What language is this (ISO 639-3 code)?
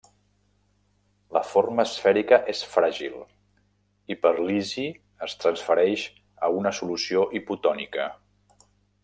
cat